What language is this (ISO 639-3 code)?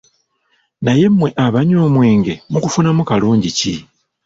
lug